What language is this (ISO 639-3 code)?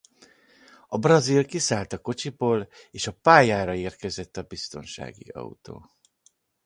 hun